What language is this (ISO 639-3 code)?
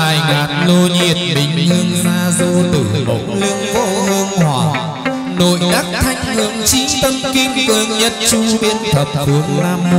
vie